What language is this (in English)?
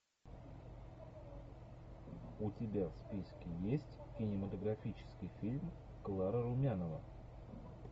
Russian